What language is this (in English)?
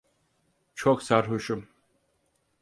Turkish